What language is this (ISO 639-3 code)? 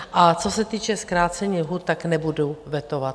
ces